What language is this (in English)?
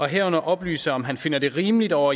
Danish